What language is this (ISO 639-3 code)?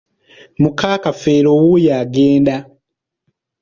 lug